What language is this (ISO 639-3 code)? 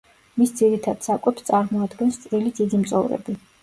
kat